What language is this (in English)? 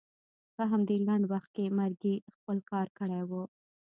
Pashto